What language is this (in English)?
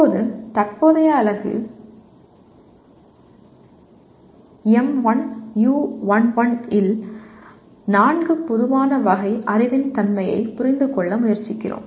Tamil